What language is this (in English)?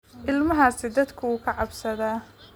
Somali